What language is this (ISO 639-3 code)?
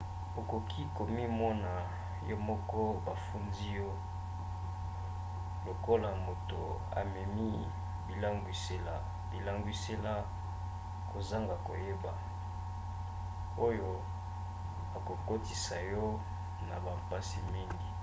lin